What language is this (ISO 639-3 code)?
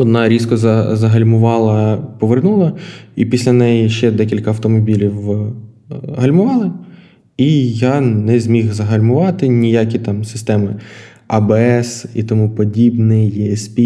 ukr